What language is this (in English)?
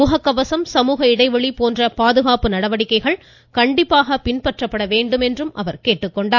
Tamil